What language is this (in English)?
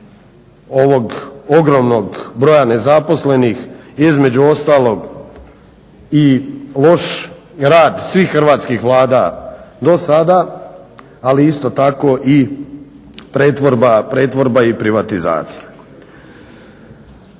Croatian